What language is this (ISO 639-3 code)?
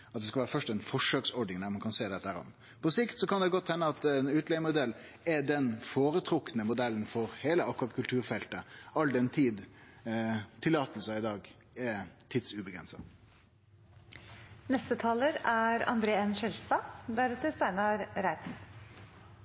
nor